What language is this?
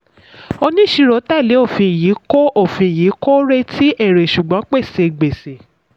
Yoruba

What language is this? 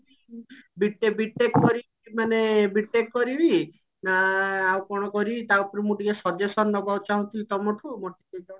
Odia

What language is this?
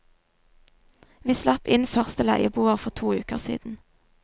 Norwegian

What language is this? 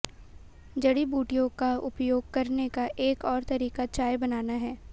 Hindi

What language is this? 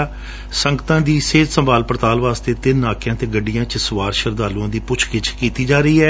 Punjabi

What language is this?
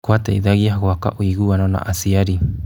Kikuyu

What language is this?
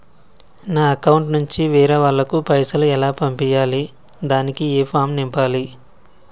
Telugu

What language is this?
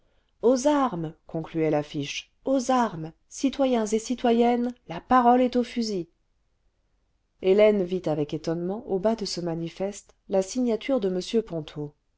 French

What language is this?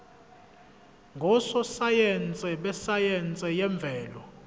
Zulu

